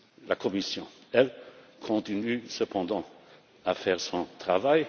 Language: French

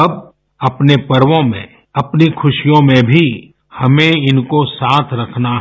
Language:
Hindi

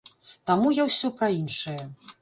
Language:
Belarusian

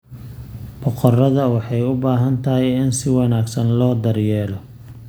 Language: Somali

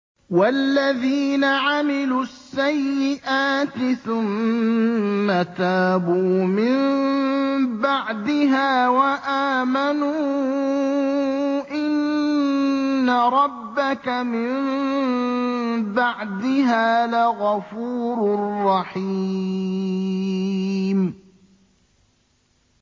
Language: Arabic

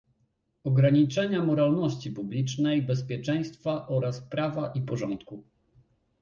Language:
Polish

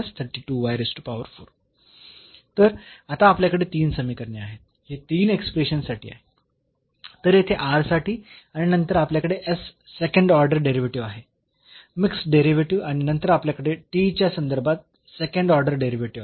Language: Marathi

